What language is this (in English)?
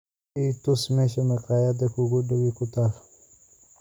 Somali